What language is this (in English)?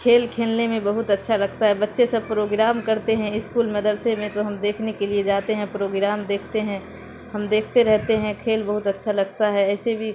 Urdu